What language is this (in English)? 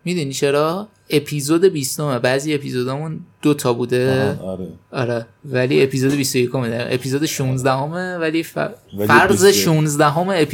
Persian